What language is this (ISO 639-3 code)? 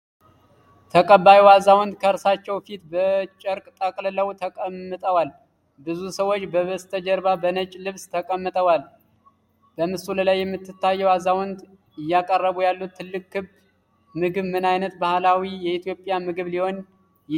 amh